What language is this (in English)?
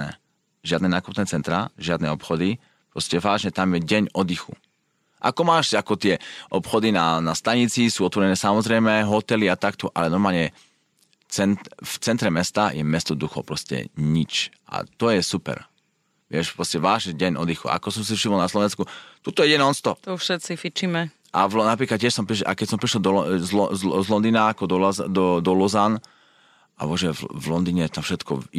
Slovak